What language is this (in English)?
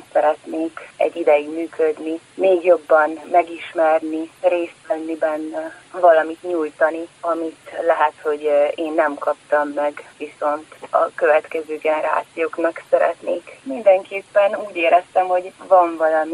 Hungarian